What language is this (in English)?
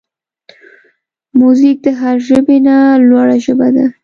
Pashto